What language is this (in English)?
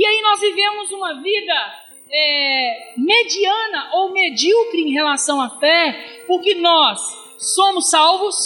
Portuguese